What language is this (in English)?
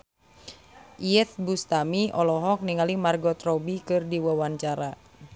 Sundanese